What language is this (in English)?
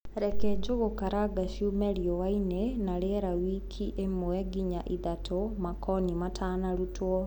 Kikuyu